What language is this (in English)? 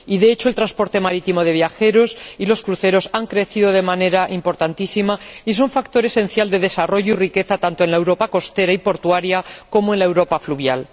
Spanish